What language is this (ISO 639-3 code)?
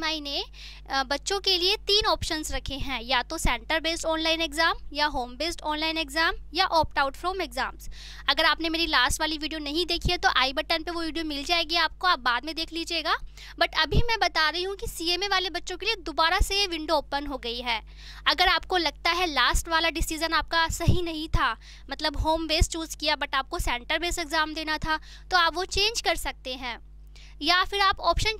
hin